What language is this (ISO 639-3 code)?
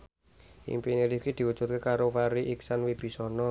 jav